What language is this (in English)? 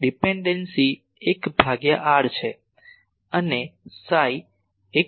Gujarati